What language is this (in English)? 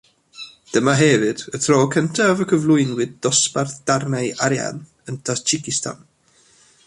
Welsh